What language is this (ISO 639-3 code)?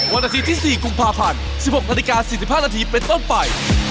tha